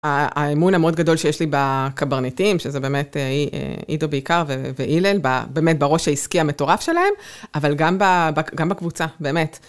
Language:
Hebrew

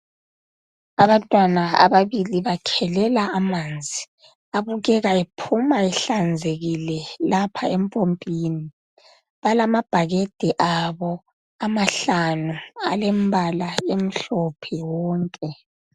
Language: North Ndebele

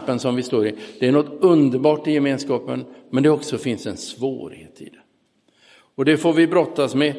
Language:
Swedish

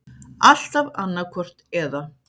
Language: Icelandic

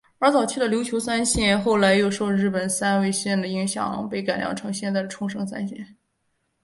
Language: Chinese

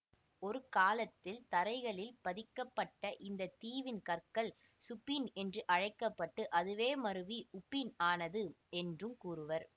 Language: Tamil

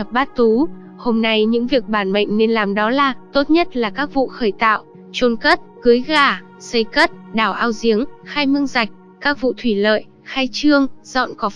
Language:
Vietnamese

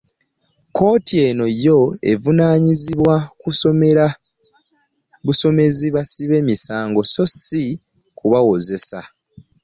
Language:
Ganda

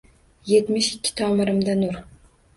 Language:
Uzbek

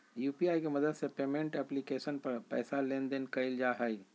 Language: Magahi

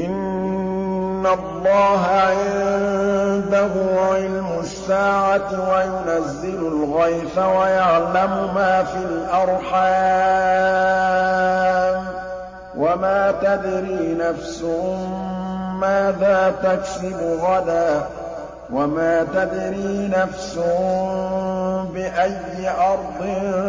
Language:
Arabic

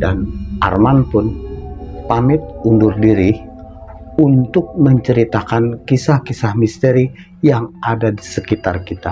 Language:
Indonesian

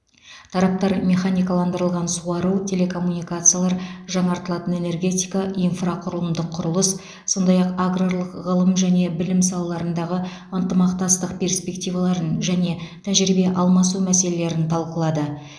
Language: Kazakh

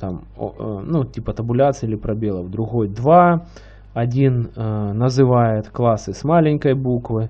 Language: Russian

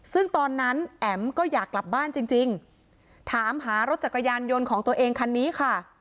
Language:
Thai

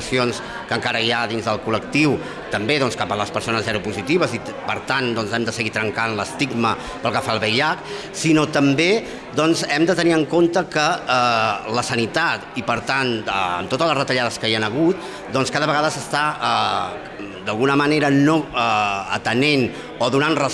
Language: Catalan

